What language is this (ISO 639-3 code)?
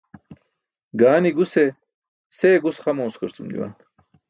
bsk